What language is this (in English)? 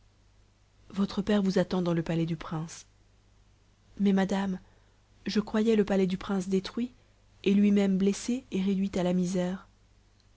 French